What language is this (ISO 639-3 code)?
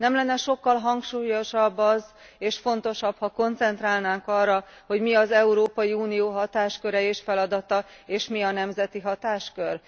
hun